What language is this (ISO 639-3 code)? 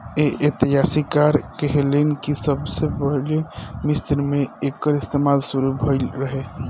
bho